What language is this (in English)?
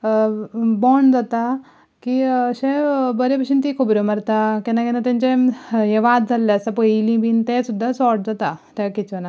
Konkani